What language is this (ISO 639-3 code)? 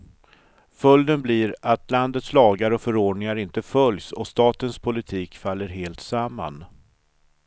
swe